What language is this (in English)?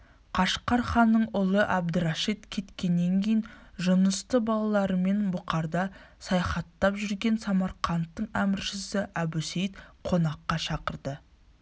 Kazakh